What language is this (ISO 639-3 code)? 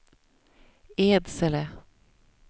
swe